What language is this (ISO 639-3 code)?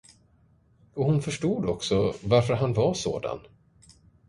swe